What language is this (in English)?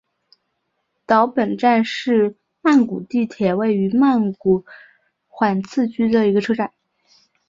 Chinese